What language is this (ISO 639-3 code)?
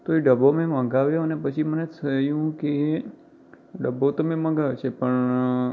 guj